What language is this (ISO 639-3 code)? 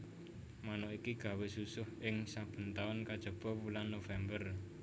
jav